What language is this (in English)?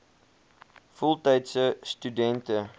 Afrikaans